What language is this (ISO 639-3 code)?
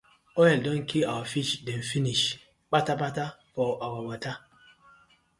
pcm